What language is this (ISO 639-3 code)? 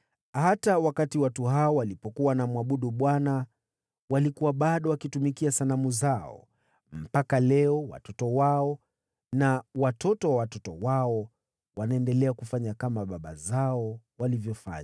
swa